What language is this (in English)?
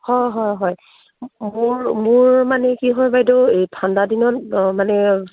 Assamese